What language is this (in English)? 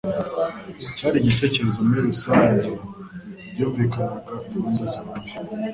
Kinyarwanda